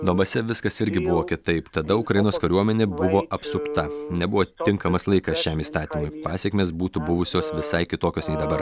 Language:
Lithuanian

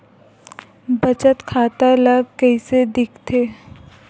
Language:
Chhattisgarhi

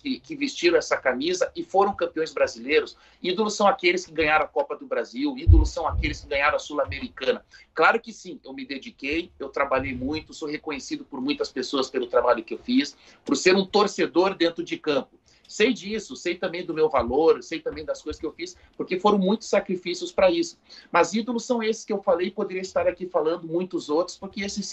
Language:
Portuguese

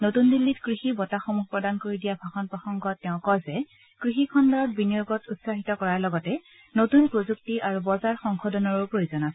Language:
Assamese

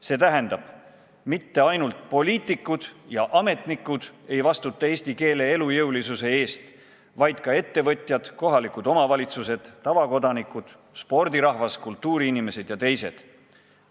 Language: Estonian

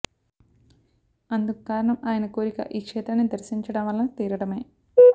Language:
Telugu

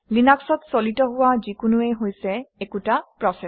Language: Assamese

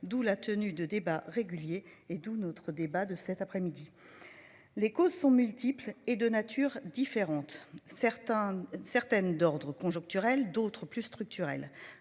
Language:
French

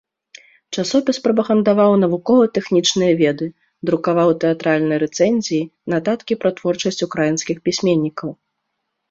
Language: Belarusian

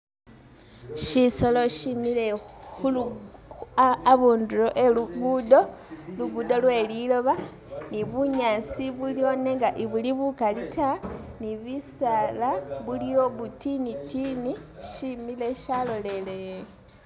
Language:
Masaaba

